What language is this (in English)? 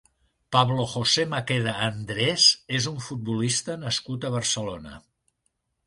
Catalan